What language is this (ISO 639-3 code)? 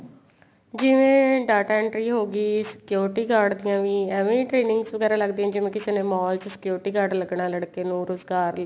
pan